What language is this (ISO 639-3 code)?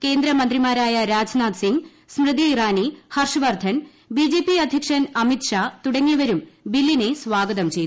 mal